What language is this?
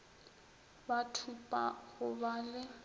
Northern Sotho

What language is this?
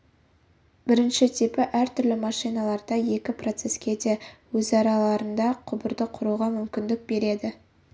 Kazakh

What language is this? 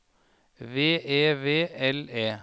Norwegian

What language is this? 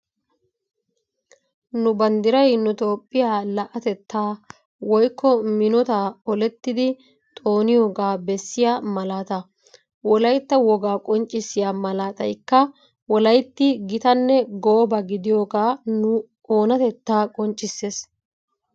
Wolaytta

